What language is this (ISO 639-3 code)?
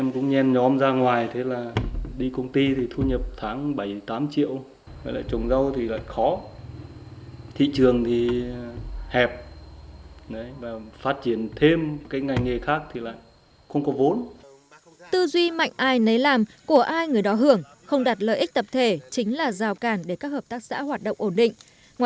vie